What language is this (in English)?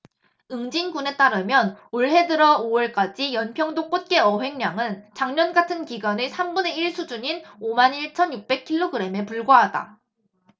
Korean